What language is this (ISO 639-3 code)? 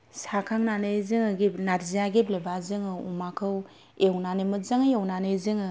brx